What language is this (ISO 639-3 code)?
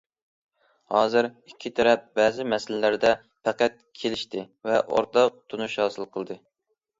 uig